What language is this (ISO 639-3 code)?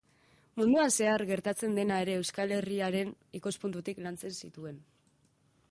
eus